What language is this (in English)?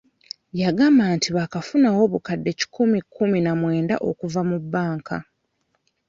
Ganda